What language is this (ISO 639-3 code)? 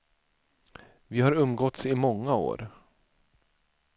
swe